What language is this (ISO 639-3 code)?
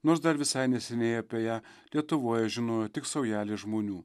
lit